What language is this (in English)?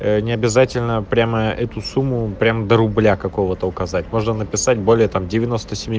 Russian